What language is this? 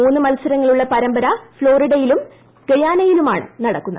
Malayalam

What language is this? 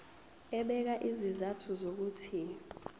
Zulu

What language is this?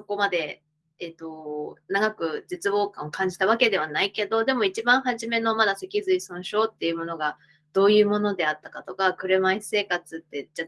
Japanese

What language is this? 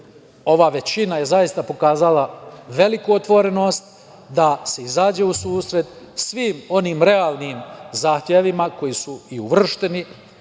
Serbian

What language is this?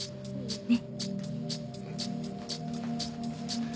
Japanese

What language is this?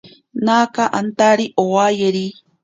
Ashéninka Perené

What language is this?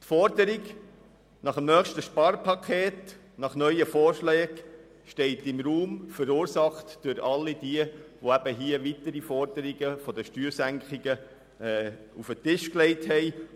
Swiss German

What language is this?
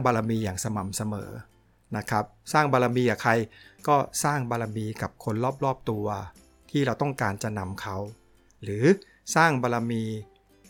Thai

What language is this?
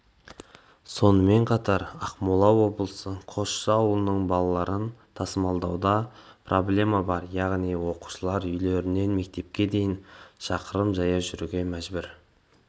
Kazakh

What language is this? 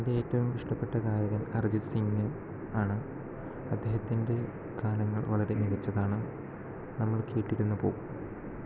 Malayalam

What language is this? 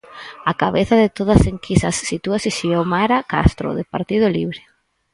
Galician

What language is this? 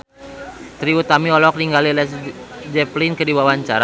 Sundanese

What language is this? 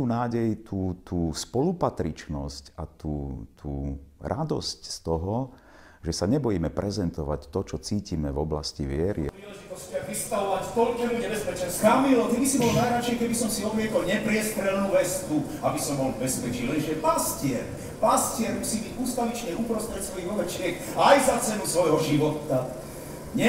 Slovak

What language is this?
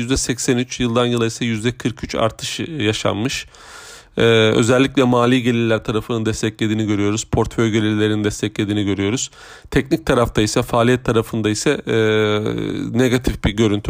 Turkish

